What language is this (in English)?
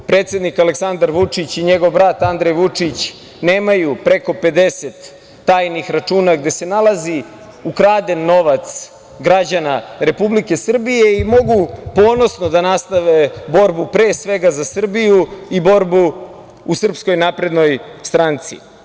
Serbian